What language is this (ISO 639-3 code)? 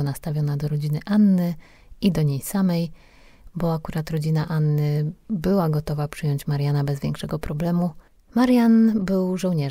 pol